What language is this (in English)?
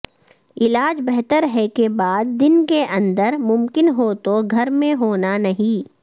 Urdu